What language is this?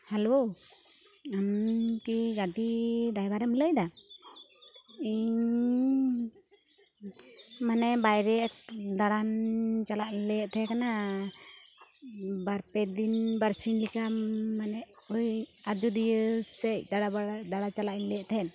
Santali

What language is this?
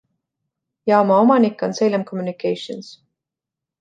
Estonian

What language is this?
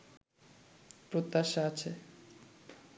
Bangla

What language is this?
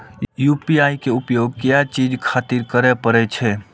Maithili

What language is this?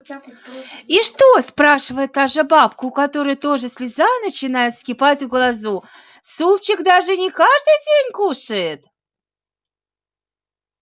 Russian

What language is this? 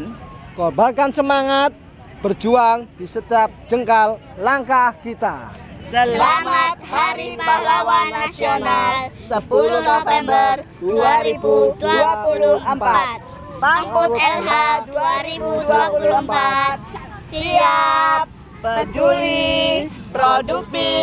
Indonesian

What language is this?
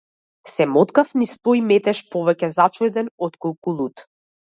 Macedonian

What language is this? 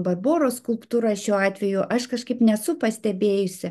Lithuanian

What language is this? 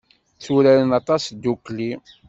Kabyle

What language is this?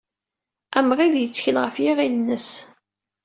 Kabyle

